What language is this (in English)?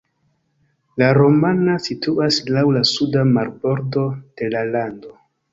Esperanto